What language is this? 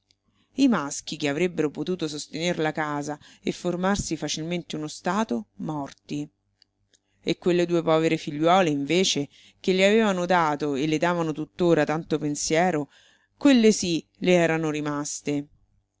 Italian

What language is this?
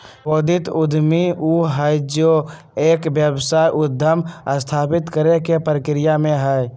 Magahi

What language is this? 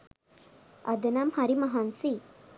Sinhala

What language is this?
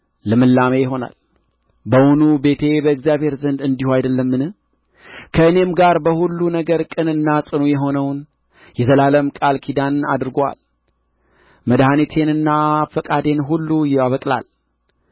Amharic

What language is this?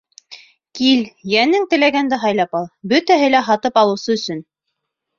Bashkir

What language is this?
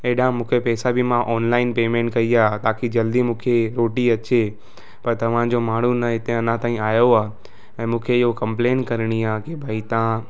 Sindhi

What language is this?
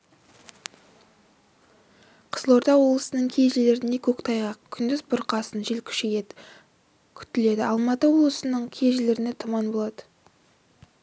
Kazakh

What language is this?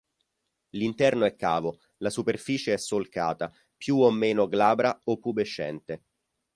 Italian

